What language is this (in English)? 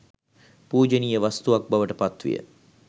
Sinhala